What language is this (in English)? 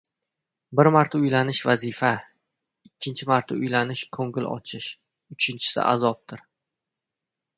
Uzbek